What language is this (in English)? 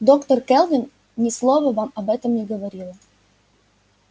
Russian